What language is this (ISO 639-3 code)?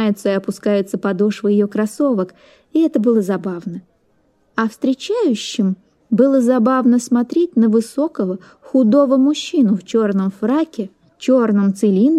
rus